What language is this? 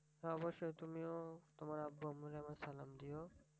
Bangla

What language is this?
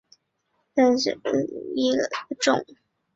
Chinese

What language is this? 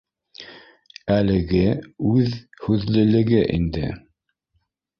Bashkir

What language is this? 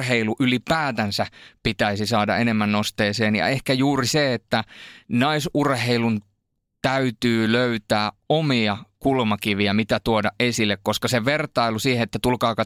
Finnish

